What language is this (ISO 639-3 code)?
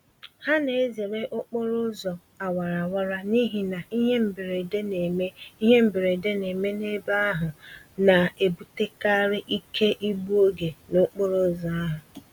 ibo